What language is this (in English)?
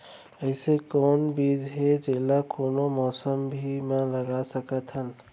Chhattisgarhi